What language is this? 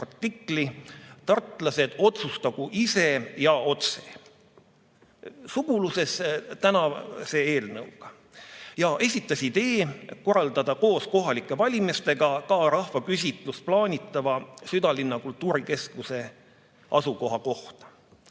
Estonian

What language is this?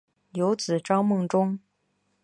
Chinese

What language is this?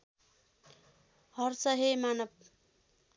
Nepali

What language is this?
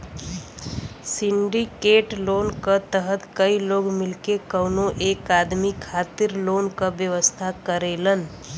Bhojpuri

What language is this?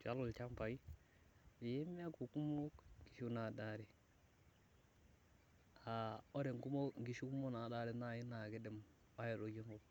Masai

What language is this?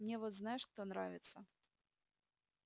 Russian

